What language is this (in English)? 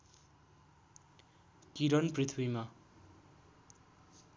Nepali